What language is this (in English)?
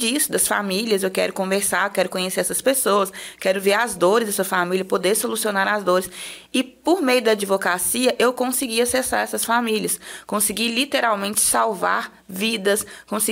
Portuguese